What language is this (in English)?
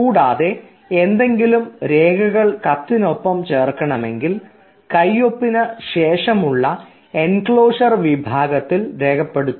Malayalam